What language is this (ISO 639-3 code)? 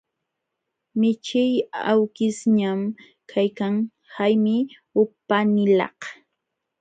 qxw